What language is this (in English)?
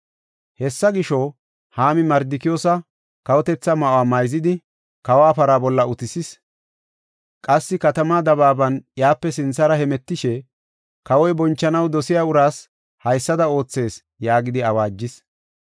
Gofa